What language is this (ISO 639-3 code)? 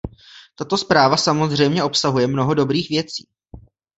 ces